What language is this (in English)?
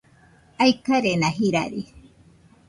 Nüpode Huitoto